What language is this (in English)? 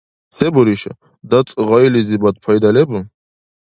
Dargwa